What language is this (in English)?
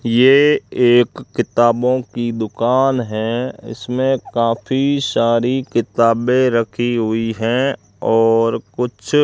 Hindi